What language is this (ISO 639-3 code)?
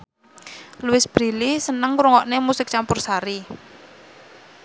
jav